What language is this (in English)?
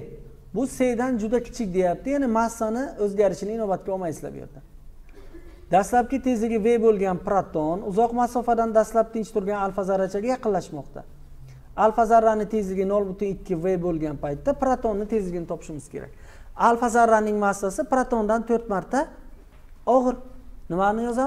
Turkish